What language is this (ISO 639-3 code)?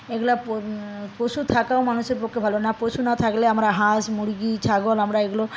ben